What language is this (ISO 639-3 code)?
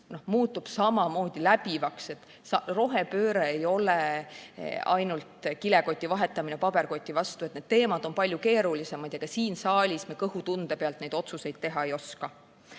est